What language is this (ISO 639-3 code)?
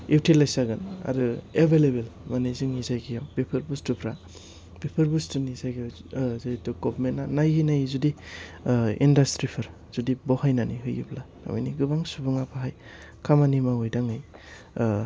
brx